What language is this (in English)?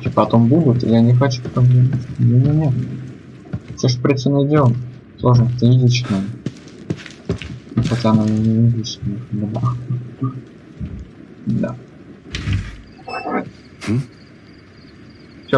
Russian